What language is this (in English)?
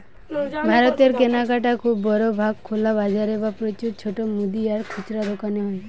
Bangla